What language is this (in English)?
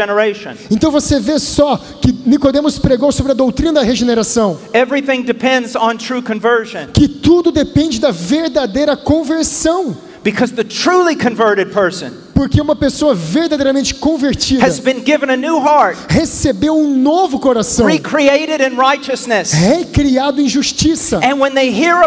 Portuguese